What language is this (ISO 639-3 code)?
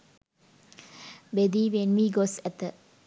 sin